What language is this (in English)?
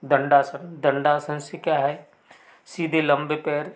Hindi